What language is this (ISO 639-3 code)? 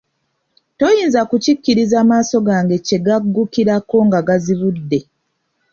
lug